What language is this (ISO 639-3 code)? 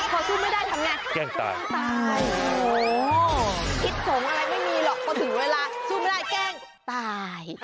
tha